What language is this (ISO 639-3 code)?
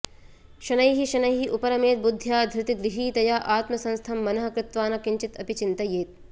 san